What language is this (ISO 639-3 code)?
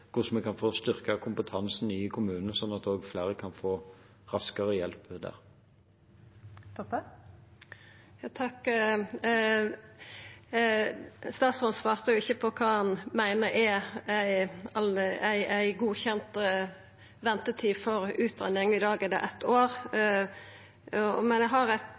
nor